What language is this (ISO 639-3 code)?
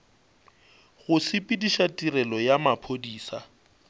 nso